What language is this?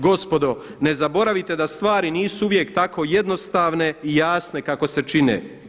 Croatian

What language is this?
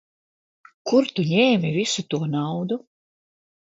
Latvian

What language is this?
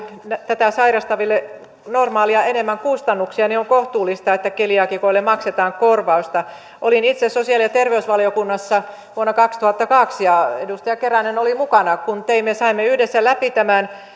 Finnish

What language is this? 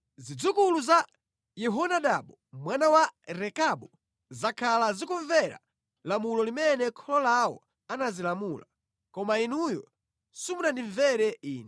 Nyanja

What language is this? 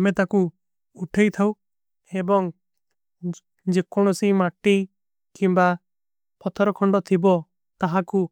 Kui (India)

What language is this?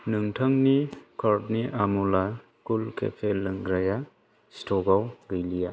Bodo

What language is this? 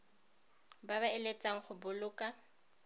Tswana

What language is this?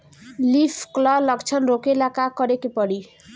Bhojpuri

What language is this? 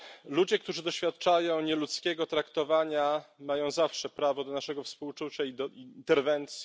Polish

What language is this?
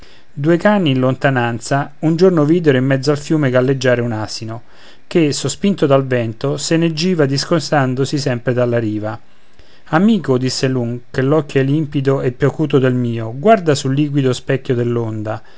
Italian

